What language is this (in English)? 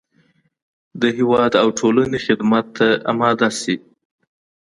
Pashto